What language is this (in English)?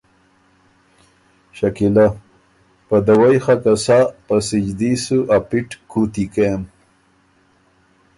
Ormuri